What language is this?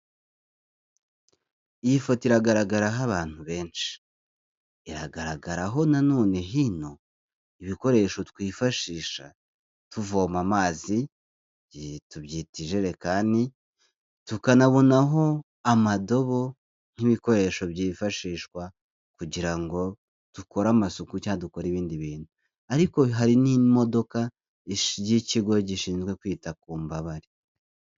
Kinyarwanda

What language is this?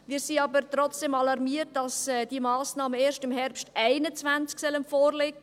Swiss German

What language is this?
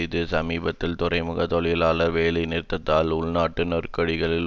Tamil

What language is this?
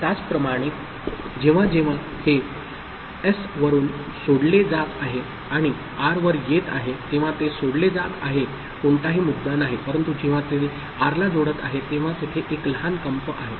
Marathi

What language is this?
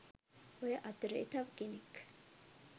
Sinhala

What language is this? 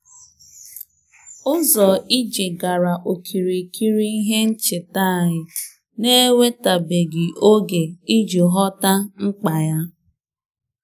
Igbo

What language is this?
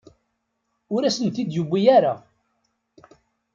Kabyle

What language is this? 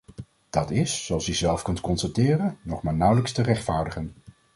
Dutch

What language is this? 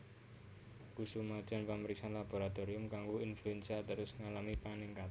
Javanese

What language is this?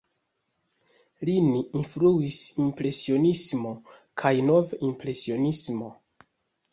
Esperanto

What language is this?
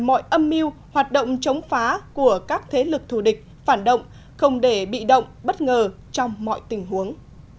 Vietnamese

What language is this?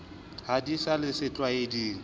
Southern Sotho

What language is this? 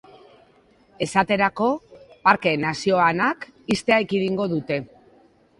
Basque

